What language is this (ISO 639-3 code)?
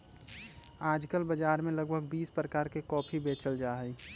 mag